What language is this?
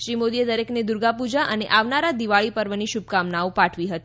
Gujarati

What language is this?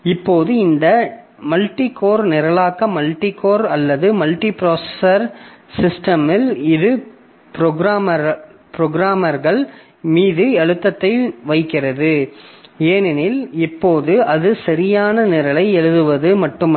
Tamil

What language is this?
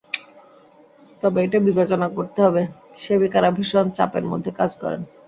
Bangla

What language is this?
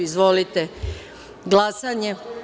Serbian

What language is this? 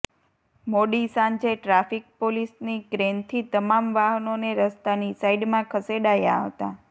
Gujarati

